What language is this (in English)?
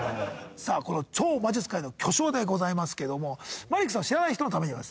Japanese